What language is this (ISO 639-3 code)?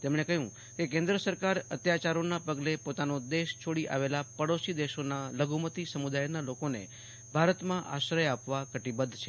guj